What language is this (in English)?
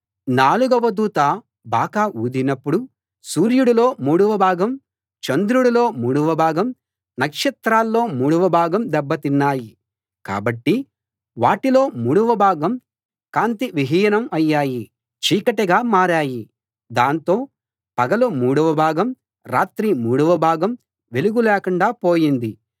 Telugu